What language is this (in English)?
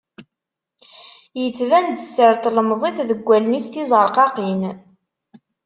Kabyle